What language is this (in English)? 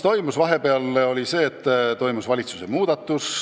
Estonian